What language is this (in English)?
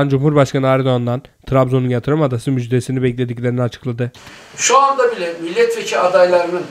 Turkish